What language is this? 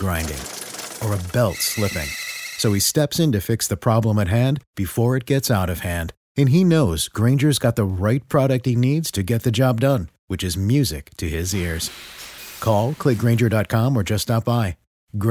Chinese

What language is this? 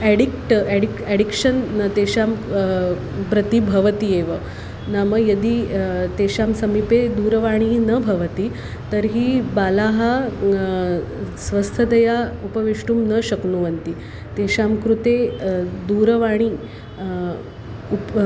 Sanskrit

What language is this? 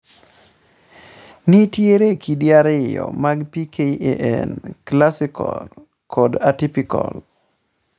Luo (Kenya and Tanzania)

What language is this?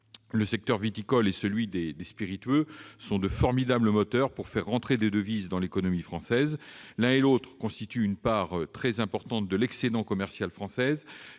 French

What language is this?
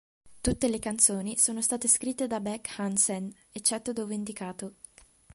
Italian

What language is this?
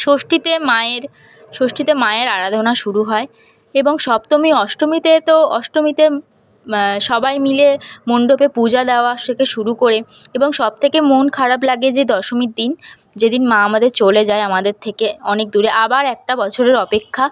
Bangla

